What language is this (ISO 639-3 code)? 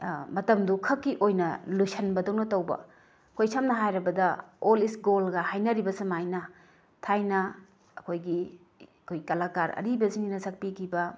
mni